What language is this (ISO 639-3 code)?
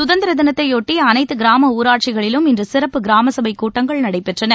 tam